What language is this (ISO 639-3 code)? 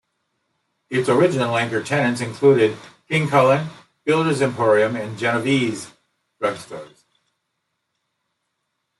eng